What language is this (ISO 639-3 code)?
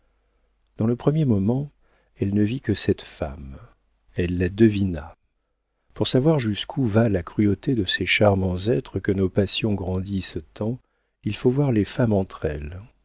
fra